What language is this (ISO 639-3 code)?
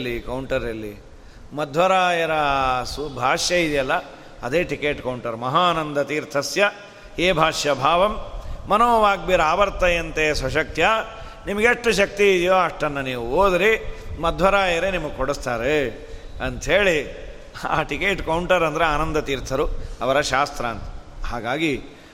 kan